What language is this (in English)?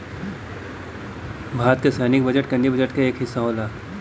Bhojpuri